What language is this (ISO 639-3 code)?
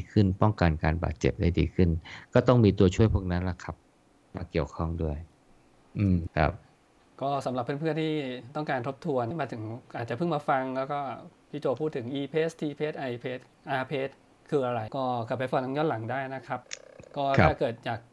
tha